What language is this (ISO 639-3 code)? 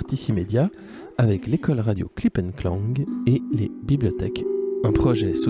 fra